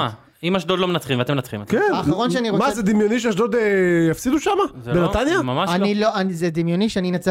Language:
Hebrew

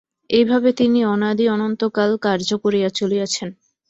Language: Bangla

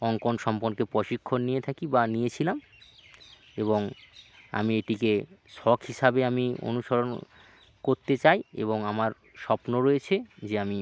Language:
Bangla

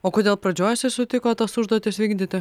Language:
Lithuanian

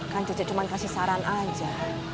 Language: Indonesian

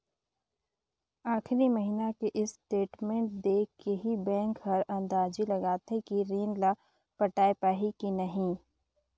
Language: Chhattisgarhi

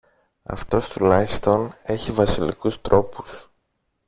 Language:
Greek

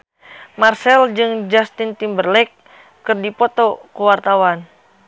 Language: Sundanese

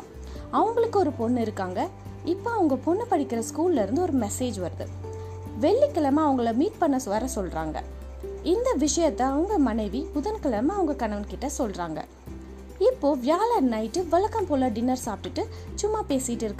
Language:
Tamil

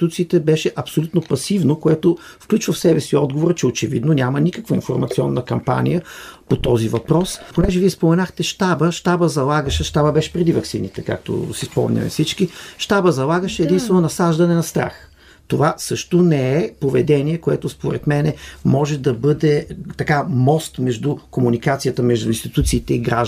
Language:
Bulgarian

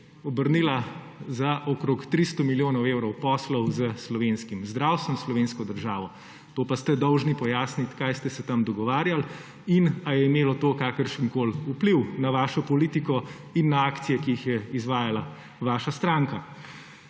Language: Slovenian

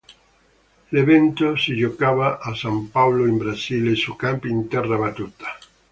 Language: Italian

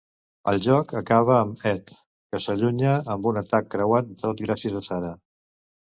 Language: Catalan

